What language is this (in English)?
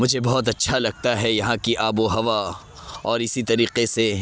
Urdu